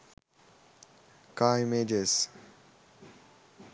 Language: Sinhala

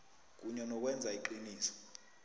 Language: South Ndebele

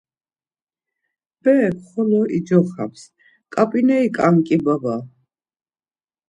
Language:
Laz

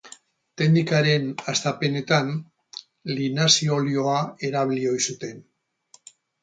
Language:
Basque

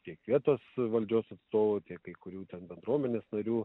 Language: Lithuanian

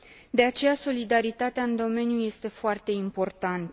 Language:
Romanian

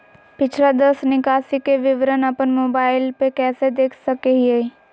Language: Magahi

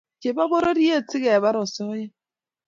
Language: Kalenjin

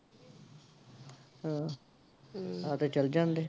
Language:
Punjabi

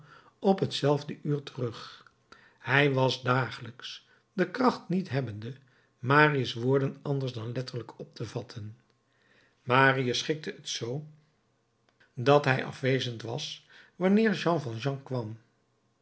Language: Dutch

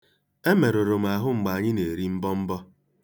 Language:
Igbo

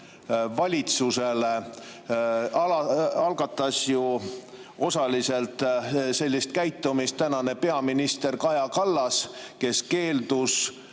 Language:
Estonian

